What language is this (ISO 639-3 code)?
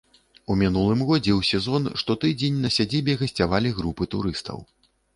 bel